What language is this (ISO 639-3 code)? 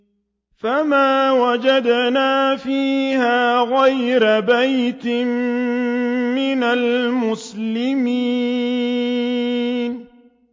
ara